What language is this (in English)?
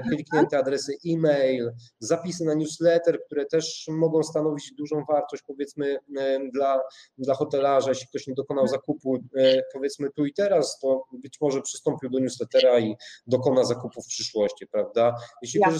Polish